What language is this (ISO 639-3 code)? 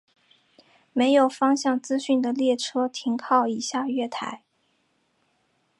zho